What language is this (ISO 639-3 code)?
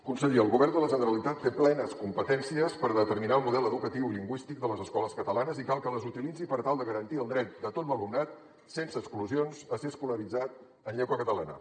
cat